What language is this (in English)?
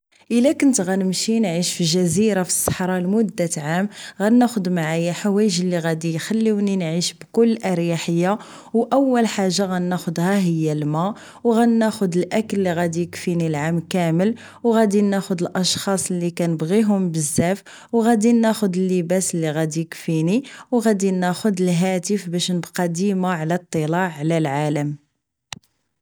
Moroccan Arabic